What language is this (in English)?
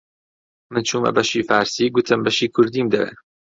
Central Kurdish